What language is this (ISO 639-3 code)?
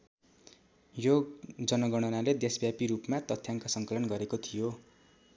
nep